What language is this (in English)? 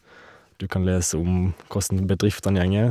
Norwegian